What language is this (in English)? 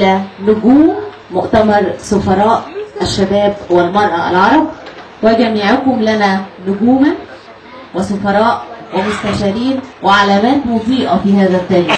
Arabic